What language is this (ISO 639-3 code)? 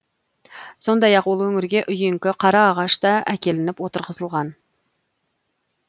kaz